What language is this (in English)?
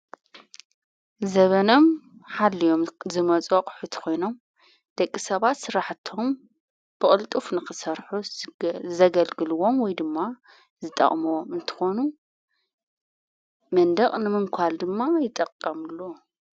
Tigrinya